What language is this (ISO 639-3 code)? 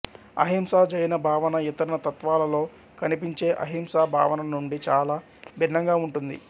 tel